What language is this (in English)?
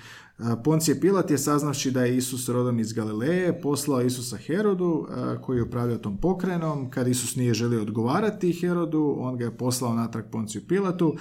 Croatian